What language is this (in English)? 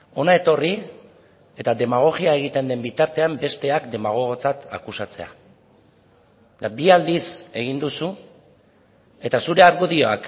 Basque